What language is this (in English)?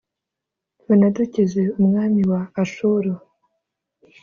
Kinyarwanda